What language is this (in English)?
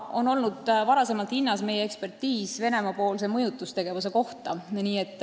Estonian